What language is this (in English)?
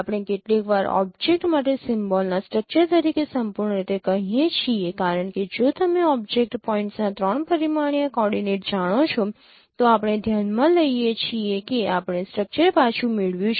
Gujarati